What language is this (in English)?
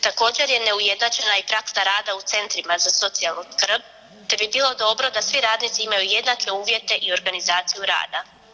Croatian